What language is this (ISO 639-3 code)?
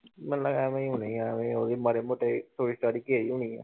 pan